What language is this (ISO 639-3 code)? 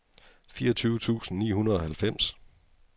dan